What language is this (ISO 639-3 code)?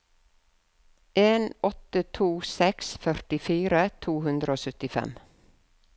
nor